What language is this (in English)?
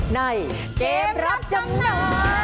Thai